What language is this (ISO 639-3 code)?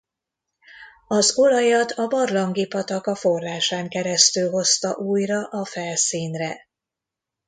hun